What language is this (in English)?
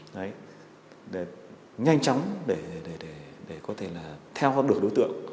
Vietnamese